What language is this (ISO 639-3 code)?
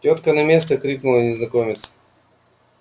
rus